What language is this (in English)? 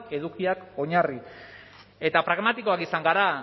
Basque